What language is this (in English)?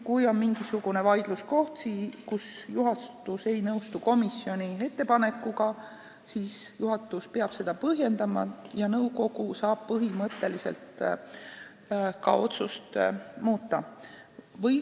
Estonian